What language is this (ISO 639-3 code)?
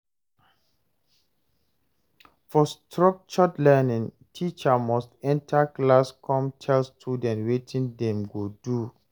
pcm